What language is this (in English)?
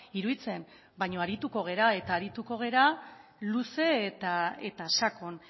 Basque